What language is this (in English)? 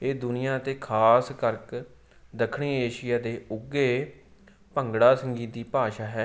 Punjabi